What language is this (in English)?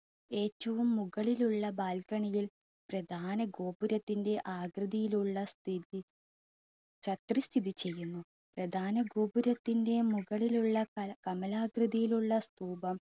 Malayalam